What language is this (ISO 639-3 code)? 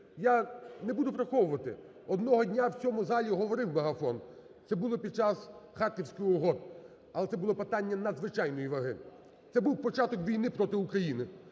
ukr